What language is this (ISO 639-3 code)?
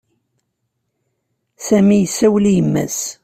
kab